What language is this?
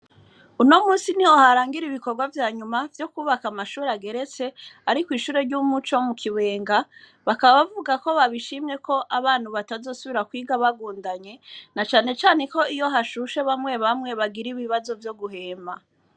Rundi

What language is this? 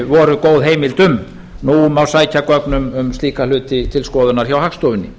Icelandic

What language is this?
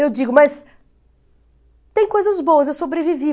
Portuguese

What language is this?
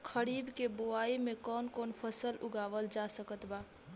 Bhojpuri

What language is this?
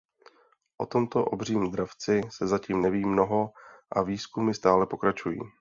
Czech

